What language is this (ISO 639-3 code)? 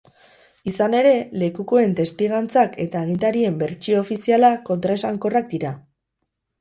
eus